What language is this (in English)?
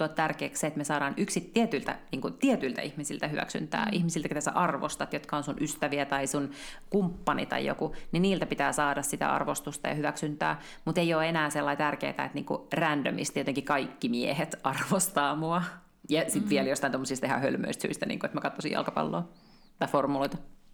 Finnish